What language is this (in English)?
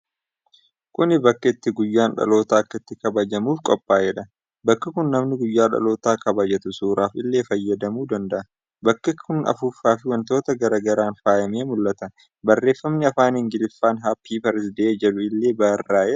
Oromo